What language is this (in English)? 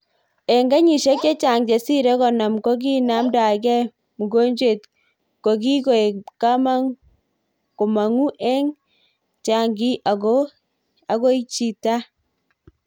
Kalenjin